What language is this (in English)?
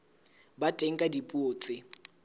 Southern Sotho